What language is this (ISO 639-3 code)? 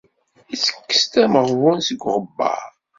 kab